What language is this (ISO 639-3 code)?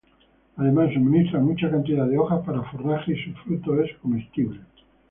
spa